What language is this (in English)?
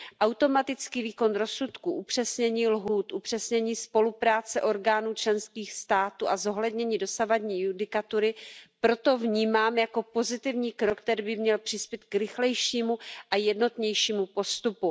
Czech